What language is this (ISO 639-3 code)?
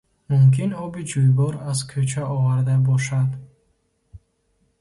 tgk